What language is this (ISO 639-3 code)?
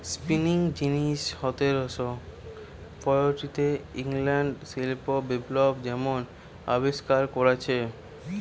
ben